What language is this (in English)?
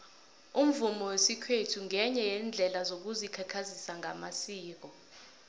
South Ndebele